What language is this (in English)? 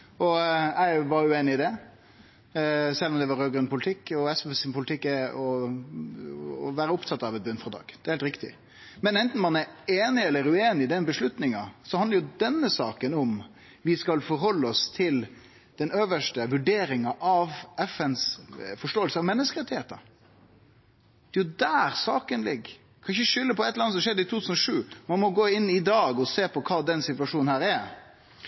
Norwegian Bokmål